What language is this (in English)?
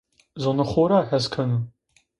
Zaza